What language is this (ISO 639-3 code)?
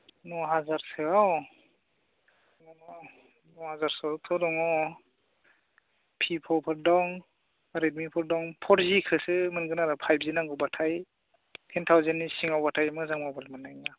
brx